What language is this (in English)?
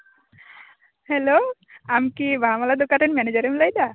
Santali